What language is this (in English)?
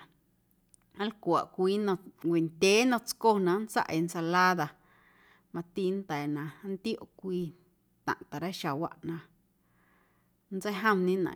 Guerrero Amuzgo